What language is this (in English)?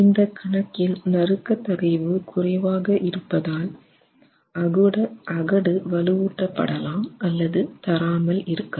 Tamil